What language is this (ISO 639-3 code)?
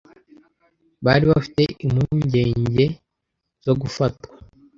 kin